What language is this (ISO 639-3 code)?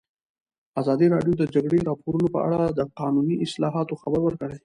pus